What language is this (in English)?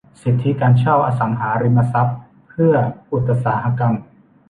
Thai